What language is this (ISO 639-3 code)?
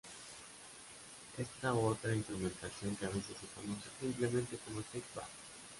spa